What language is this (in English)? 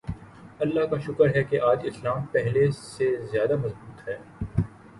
Urdu